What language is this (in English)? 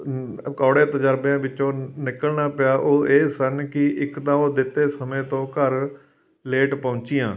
Punjabi